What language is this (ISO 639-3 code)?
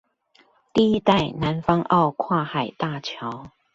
zho